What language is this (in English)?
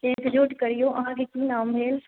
Maithili